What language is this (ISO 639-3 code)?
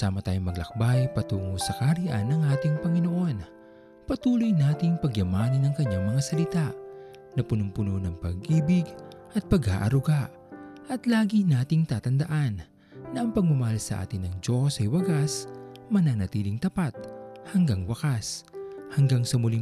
fil